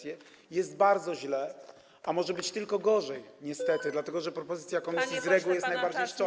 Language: Polish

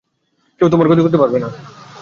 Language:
Bangla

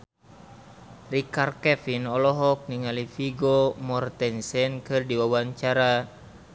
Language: Sundanese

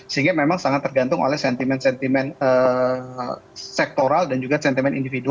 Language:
Indonesian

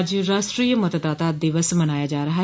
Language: Hindi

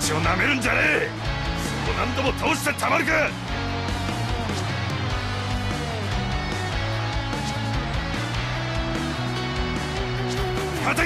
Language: Japanese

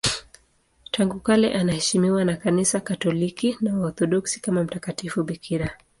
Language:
Swahili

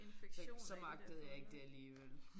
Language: Danish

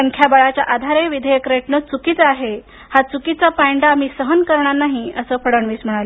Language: Marathi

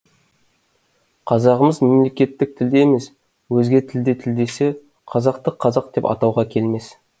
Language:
Kazakh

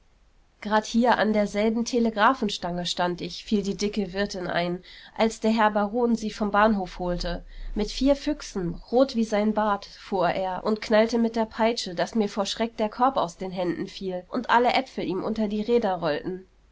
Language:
German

